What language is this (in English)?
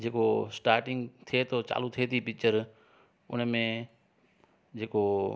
Sindhi